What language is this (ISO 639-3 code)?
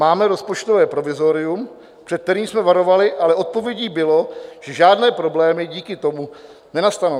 ces